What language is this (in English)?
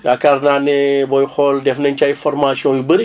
Wolof